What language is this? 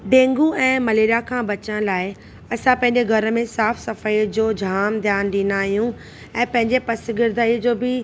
Sindhi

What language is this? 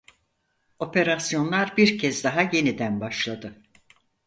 Turkish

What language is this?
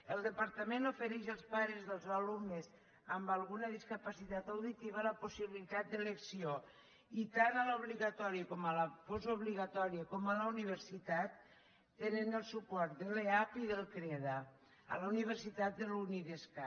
Catalan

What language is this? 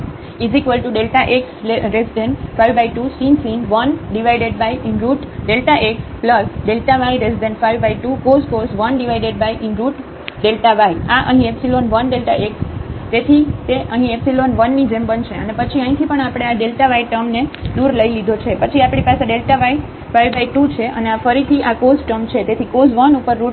Gujarati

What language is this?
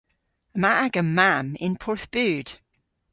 Cornish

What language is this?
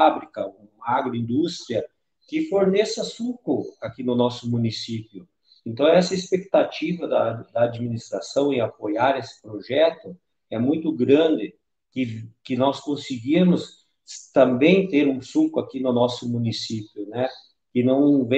Portuguese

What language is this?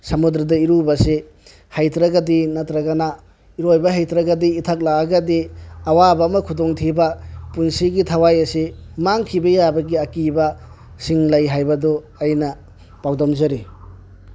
Manipuri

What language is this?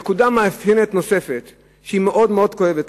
Hebrew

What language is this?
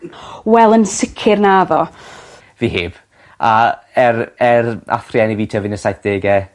Welsh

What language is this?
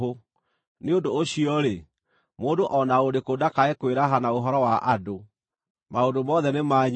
Kikuyu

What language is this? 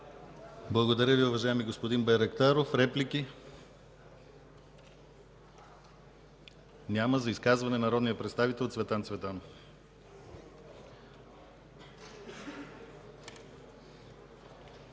Bulgarian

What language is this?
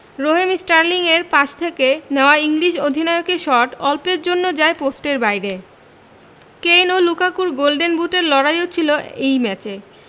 Bangla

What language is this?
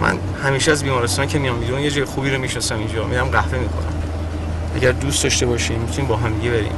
Persian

